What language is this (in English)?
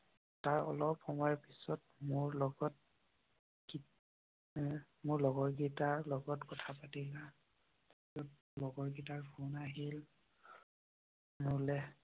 Assamese